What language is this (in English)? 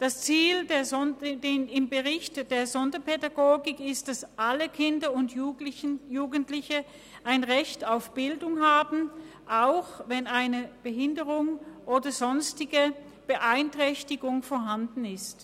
Swiss German